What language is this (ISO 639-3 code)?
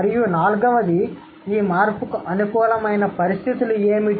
tel